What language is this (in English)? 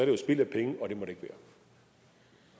Danish